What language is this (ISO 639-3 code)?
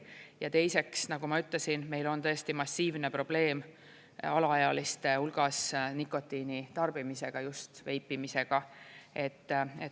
est